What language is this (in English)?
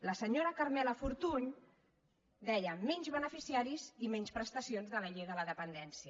Catalan